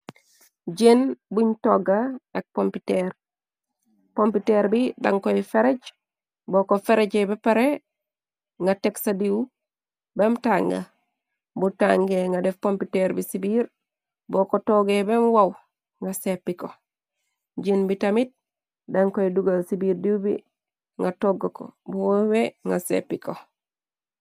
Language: Wolof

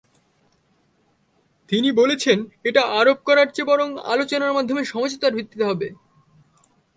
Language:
Bangla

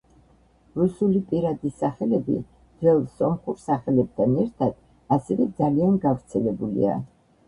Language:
Georgian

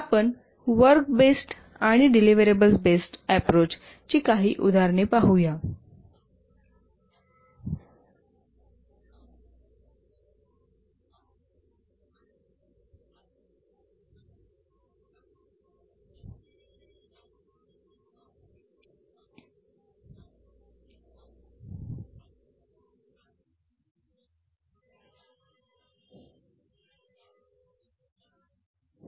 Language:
Marathi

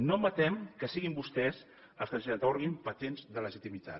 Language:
Catalan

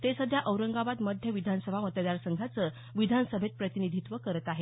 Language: Marathi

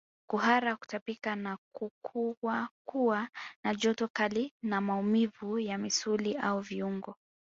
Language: Swahili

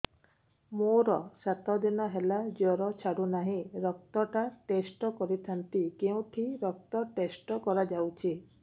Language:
Odia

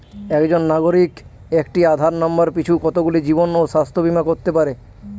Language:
Bangla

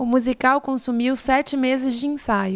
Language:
Portuguese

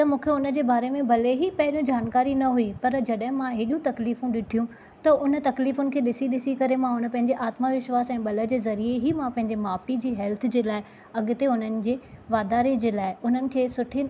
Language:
Sindhi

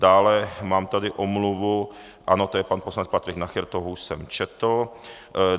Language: Czech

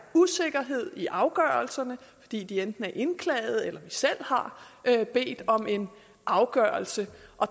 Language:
Danish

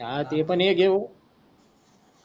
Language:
Marathi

